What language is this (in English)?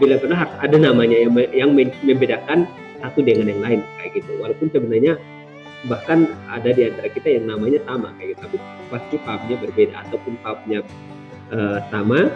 Indonesian